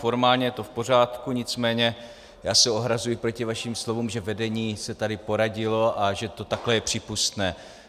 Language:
Czech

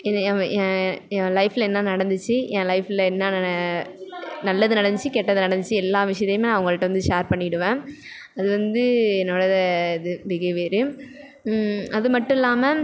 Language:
Tamil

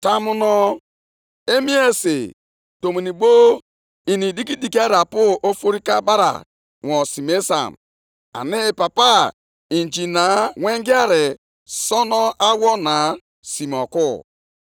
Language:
Igbo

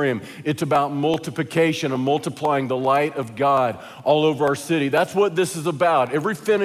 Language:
English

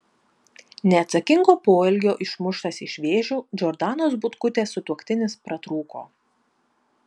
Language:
Lithuanian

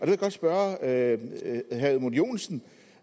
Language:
Danish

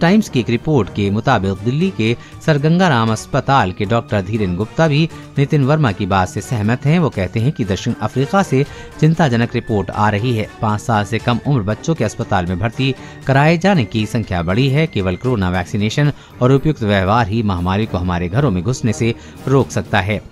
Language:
Hindi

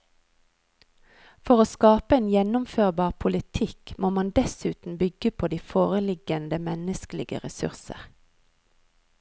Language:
Norwegian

